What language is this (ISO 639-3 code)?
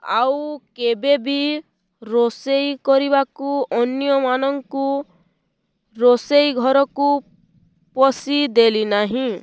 ori